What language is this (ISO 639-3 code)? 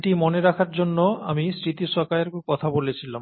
ben